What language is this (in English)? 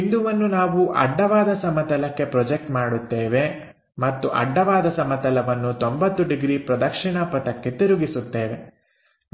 Kannada